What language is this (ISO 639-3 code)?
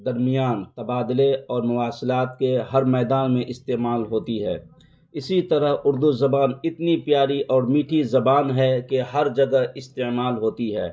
urd